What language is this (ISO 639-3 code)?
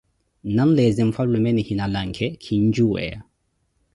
eko